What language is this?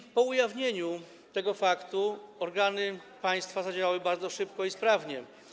Polish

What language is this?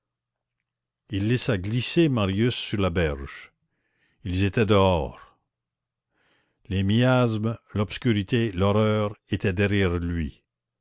French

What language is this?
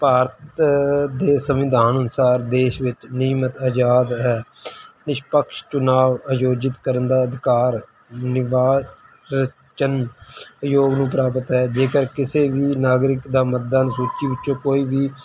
Punjabi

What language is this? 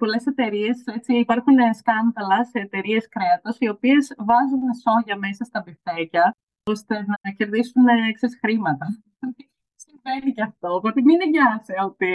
Greek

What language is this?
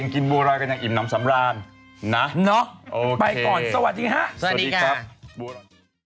Thai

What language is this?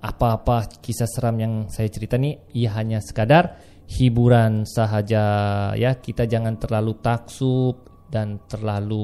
Malay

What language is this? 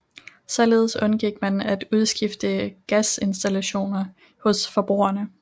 Danish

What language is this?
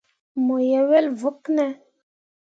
Mundang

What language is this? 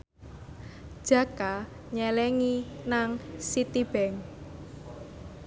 Javanese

